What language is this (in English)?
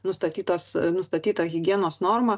Lithuanian